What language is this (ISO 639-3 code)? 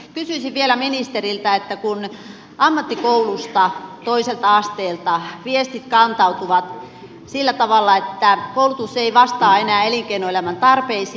fin